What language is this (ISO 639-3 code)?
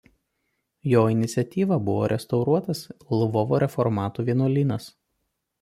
lit